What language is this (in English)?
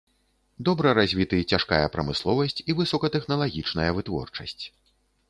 Belarusian